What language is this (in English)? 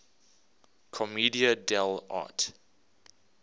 English